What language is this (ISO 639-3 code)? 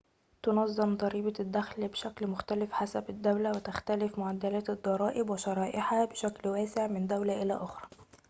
ara